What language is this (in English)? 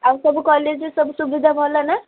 Odia